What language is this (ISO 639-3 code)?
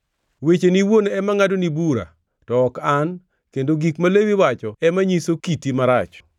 luo